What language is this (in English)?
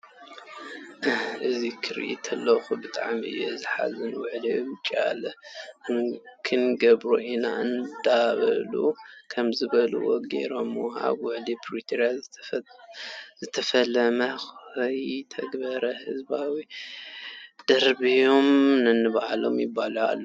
Tigrinya